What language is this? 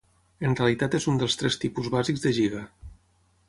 Catalan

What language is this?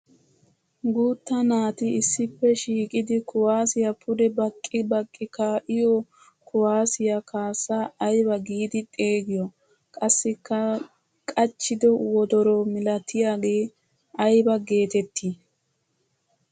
Wolaytta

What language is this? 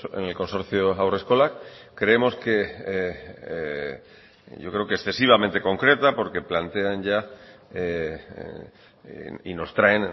Spanish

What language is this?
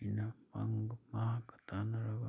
Manipuri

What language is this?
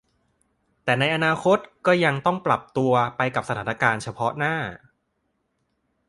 Thai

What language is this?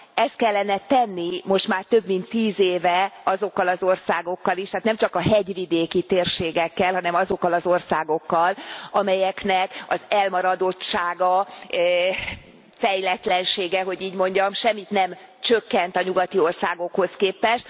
Hungarian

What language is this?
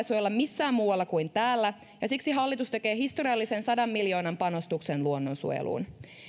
Finnish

